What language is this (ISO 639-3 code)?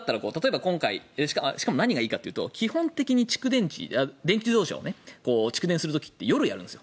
jpn